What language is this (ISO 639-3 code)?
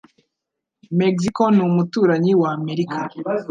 kin